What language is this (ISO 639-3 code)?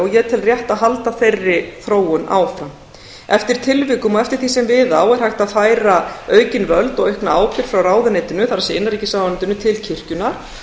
isl